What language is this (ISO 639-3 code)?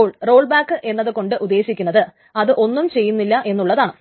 mal